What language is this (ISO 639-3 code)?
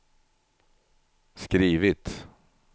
swe